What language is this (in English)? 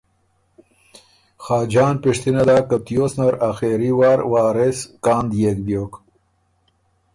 Ormuri